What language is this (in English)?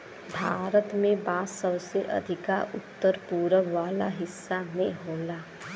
Bhojpuri